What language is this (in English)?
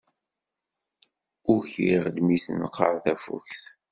Kabyle